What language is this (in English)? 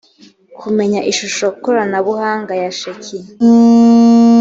Kinyarwanda